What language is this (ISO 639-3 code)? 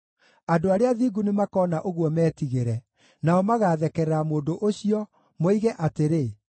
kik